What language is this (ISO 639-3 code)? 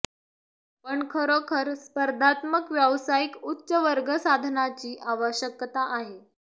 mar